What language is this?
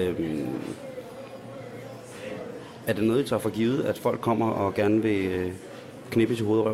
Danish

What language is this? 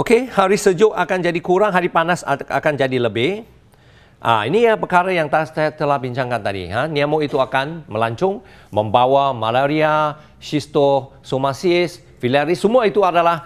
Malay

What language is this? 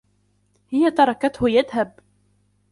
Arabic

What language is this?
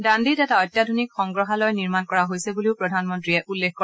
Assamese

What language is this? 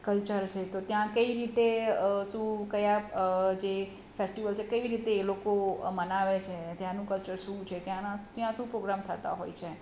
Gujarati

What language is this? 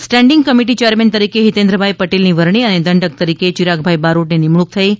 Gujarati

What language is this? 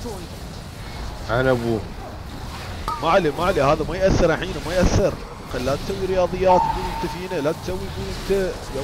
Arabic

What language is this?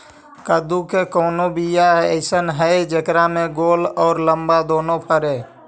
Magahi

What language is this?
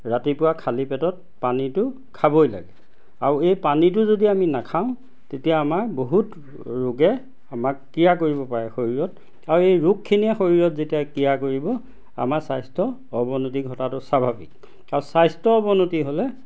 Assamese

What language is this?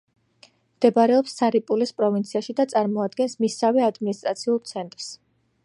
Georgian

